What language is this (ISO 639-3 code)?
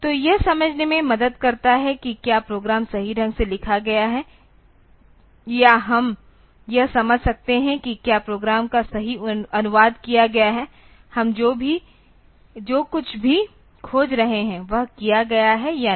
hin